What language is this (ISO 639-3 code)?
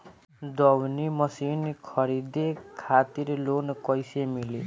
bho